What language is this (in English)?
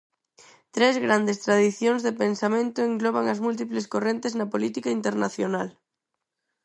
Galician